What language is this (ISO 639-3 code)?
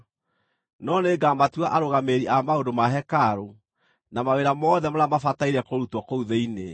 kik